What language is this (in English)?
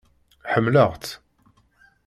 Kabyle